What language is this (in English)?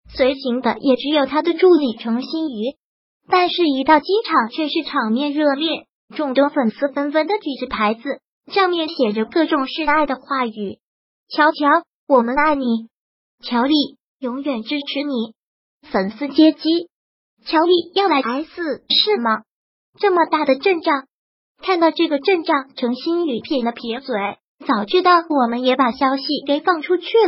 Chinese